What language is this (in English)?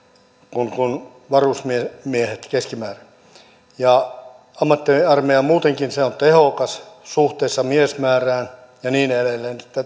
Finnish